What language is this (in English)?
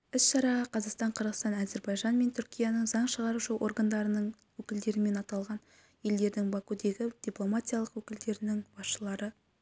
Kazakh